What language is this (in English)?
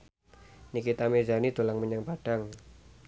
Javanese